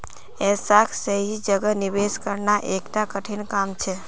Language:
Magahi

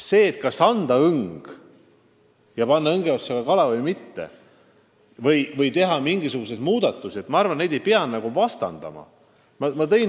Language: Estonian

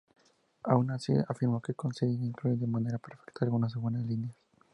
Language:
Spanish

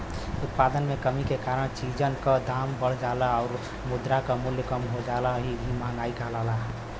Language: Bhojpuri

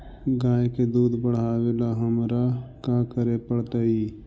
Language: Magahi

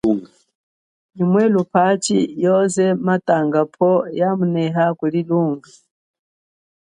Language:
Chokwe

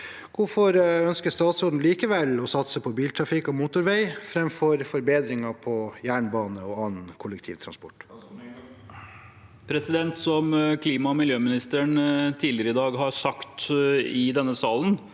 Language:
Norwegian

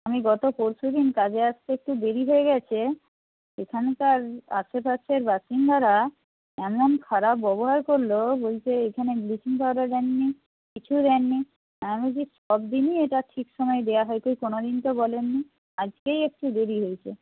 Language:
Bangla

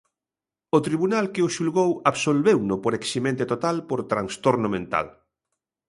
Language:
Galician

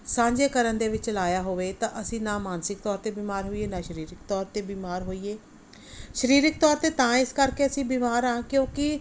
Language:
Punjabi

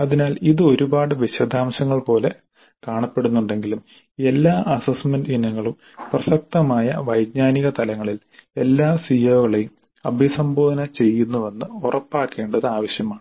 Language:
Malayalam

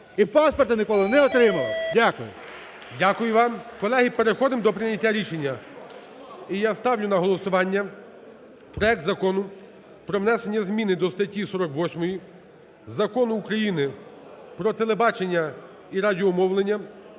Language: Ukrainian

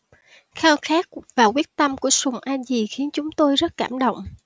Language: Vietnamese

